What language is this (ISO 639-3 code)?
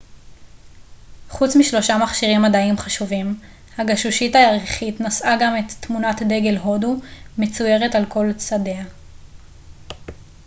heb